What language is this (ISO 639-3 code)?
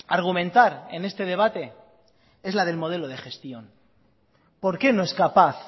spa